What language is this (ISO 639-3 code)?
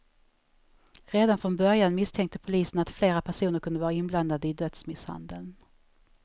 swe